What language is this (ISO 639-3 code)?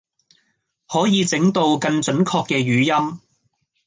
yue